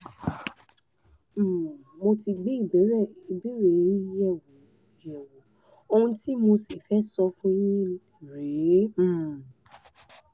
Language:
Yoruba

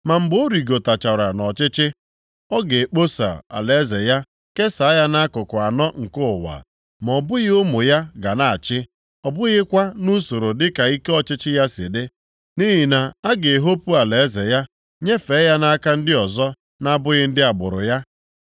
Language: Igbo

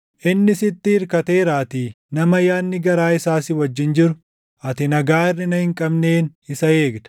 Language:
Oromo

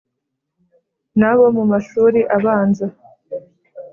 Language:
Kinyarwanda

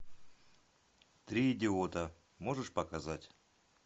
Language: Russian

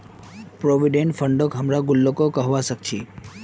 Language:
Magahi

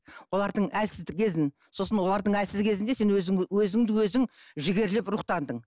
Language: Kazakh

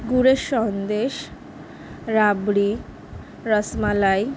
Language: Bangla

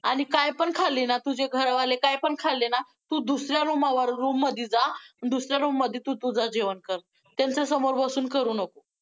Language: Marathi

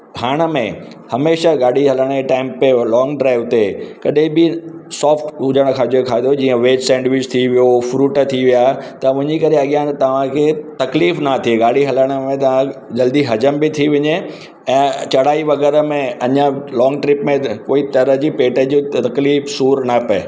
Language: Sindhi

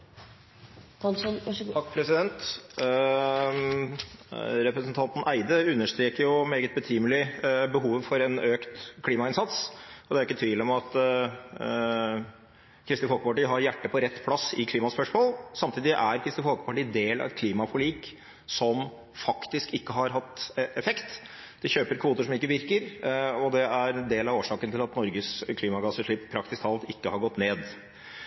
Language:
Norwegian Bokmål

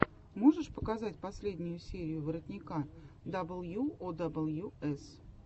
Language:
Russian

